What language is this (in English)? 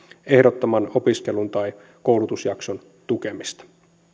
Finnish